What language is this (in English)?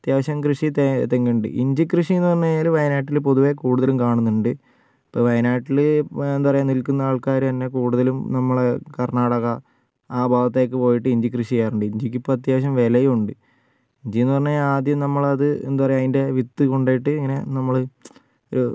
Malayalam